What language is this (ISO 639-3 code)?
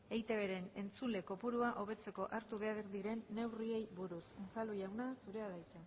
eus